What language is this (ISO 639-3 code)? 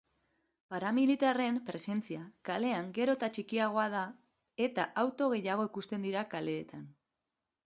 eus